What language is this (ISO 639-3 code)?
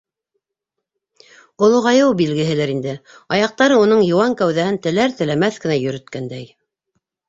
bak